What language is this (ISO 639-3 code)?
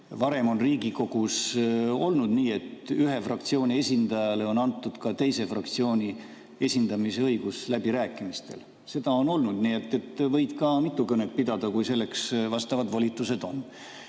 est